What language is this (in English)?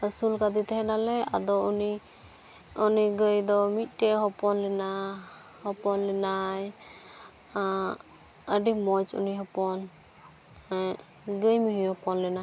Santali